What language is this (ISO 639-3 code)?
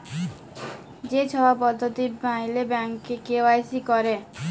ben